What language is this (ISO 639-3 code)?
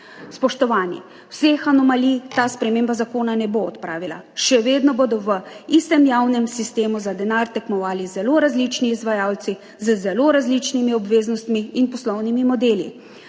slv